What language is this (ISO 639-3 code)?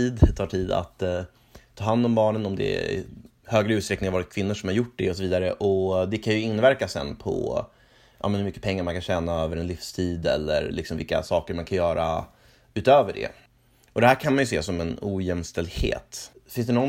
swe